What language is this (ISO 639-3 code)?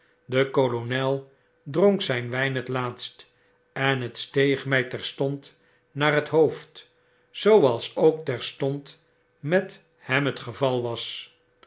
nld